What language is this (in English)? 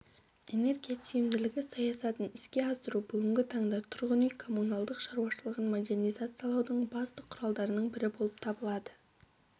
Kazakh